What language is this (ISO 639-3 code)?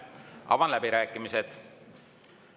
est